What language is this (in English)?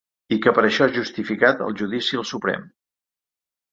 Catalan